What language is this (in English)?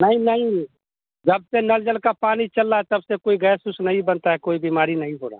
Hindi